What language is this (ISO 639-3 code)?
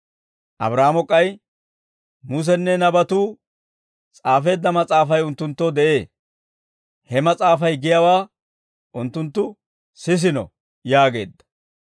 dwr